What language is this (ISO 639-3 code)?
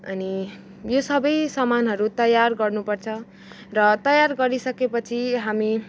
nep